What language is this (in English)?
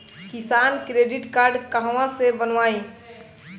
Bhojpuri